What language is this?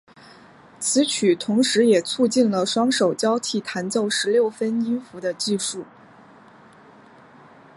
Chinese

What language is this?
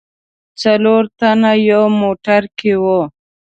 Pashto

